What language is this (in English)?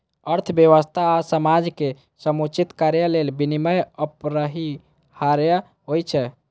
Maithili